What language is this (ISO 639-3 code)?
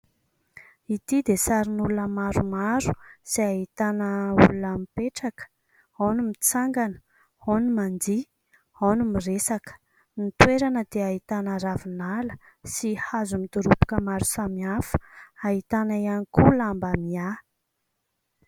mlg